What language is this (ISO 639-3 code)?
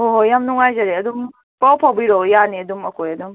mni